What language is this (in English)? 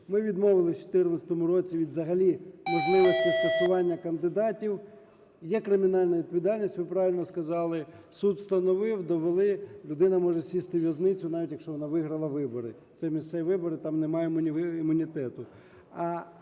Ukrainian